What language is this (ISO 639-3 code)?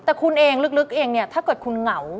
tha